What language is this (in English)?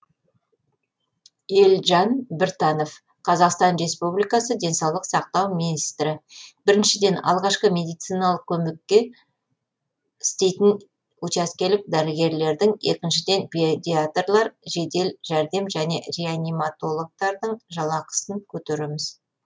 Kazakh